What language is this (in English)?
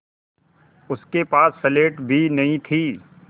Hindi